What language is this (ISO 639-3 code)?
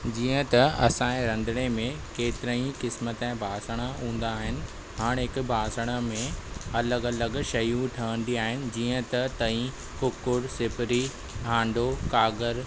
snd